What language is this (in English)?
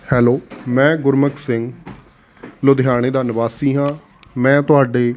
Punjabi